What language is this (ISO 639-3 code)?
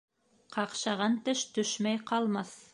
bak